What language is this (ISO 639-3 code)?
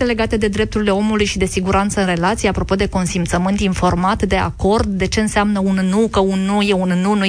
ron